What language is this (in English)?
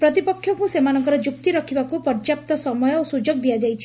Odia